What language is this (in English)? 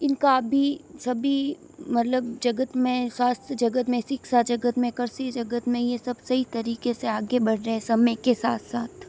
Hindi